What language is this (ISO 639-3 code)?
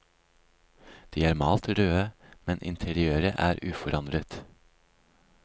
nor